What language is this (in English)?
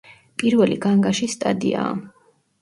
Georgian